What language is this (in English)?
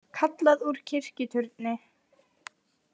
Icelandic